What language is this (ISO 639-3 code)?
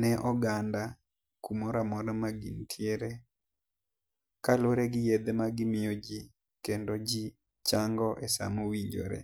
luo